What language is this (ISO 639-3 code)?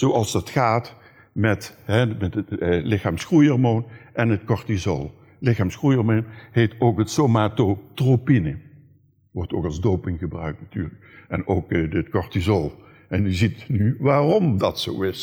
nld